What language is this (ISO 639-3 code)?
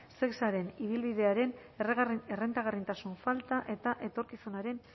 eus